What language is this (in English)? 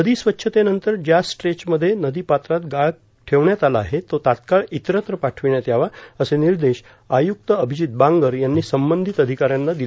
Marathi